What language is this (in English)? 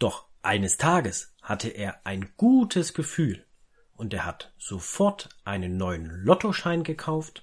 German